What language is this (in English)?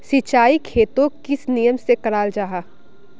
Magahi